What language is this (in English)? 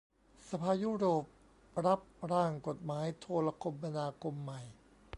Thai